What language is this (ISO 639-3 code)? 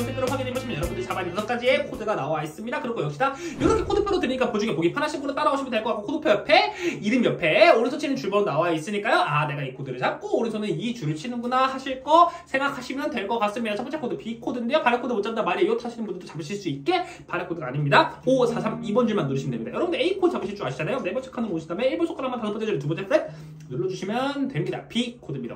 kor